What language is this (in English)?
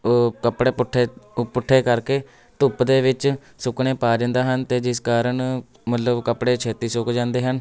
Punjabi